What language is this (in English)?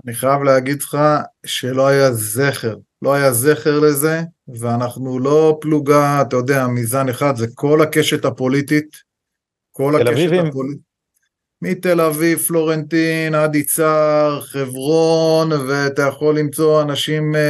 Hebrew